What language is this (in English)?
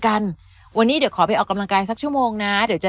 Thai